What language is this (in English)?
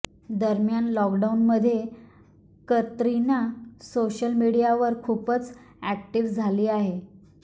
Marathi